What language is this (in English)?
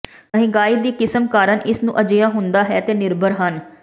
Punjabi